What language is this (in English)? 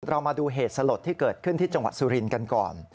Thai